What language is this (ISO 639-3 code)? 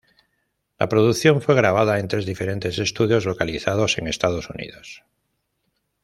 spa